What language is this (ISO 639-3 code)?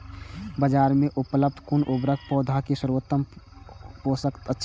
mai